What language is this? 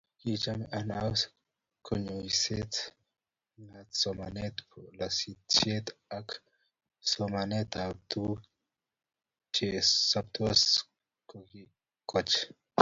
Kalenjin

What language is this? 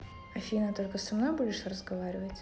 Russian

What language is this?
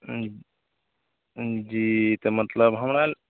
Maithili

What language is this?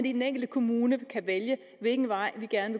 Danish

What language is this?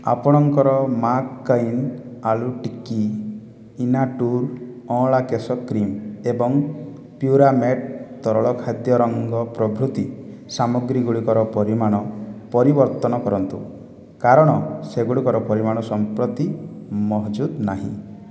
Odia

